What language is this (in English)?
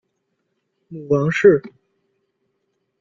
Chinese